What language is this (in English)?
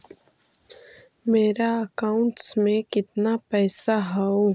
Magahi